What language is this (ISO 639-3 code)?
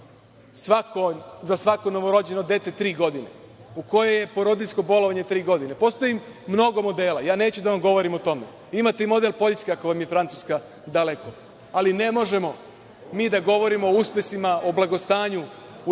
srp